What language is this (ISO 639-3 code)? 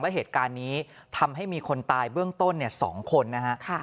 tha